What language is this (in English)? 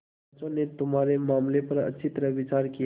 Hindi